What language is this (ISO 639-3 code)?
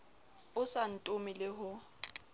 sot